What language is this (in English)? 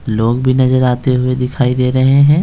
Hindi